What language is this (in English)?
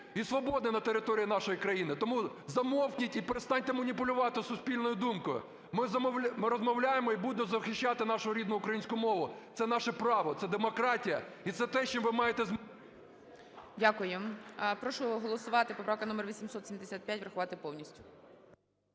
Ukrainian